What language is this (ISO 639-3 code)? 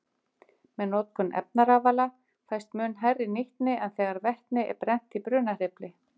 isl